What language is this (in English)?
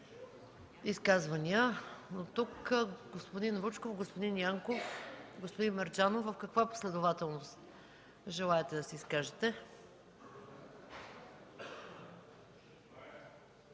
Bulgarian